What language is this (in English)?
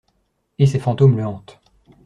French